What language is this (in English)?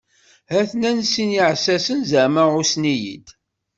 Kabyle